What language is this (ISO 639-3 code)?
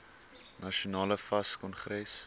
afr